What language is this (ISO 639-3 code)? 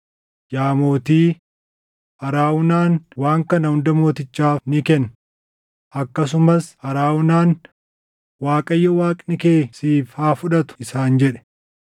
orm